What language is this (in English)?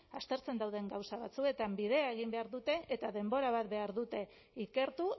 Basque